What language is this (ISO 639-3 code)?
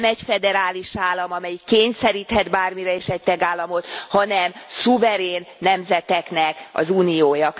hun